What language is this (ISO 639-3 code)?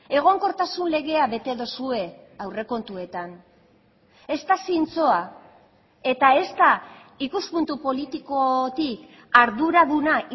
eus